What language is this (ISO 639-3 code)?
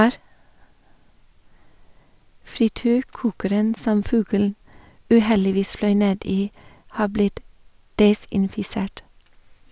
nor